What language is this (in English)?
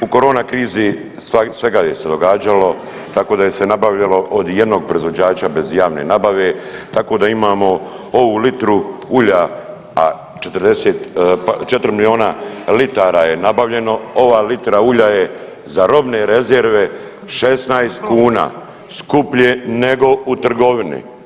Croatian